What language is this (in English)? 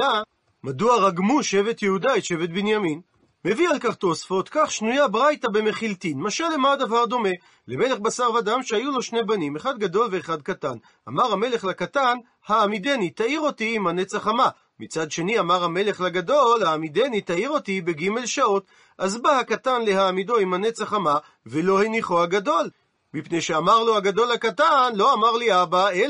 Hebrew